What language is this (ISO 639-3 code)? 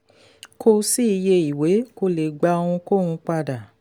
yor